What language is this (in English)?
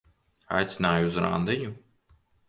Latvian